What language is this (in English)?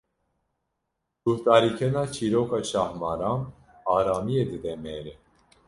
Kurdish